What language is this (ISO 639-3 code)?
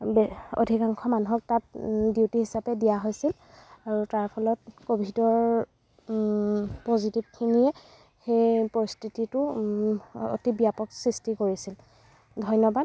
asm